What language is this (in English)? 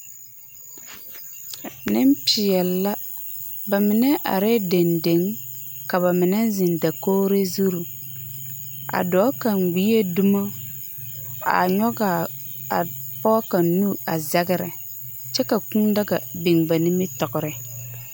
Southern Dagaare